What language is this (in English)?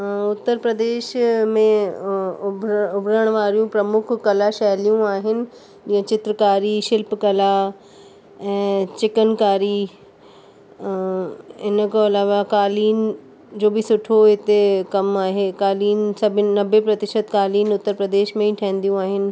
Sindhi